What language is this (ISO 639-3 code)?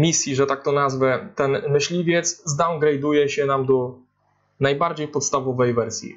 pol